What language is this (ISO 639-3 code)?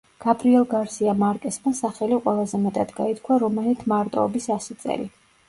kat